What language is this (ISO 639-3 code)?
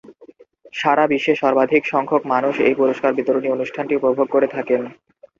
ben